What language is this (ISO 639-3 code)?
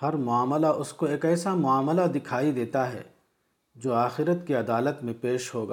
urd